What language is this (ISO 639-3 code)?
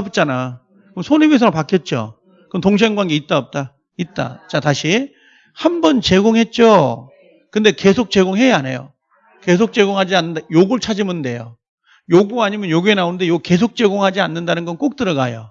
kor